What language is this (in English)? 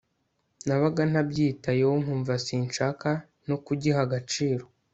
Kinyarwanda